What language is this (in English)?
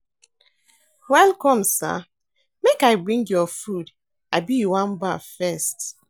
Nigerian Pidgin